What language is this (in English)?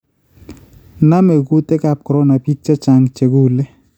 Kalenjin